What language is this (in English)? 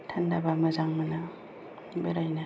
Bodo